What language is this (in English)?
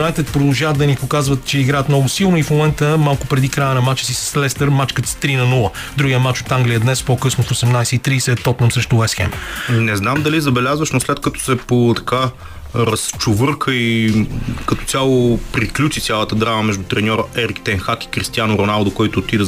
Bulgarian